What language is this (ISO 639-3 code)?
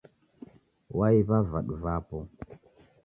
dav